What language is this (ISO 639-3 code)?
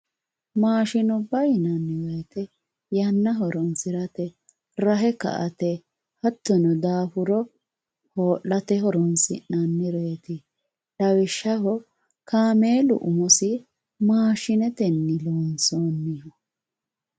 sid